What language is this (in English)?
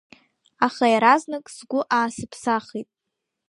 Abkhazian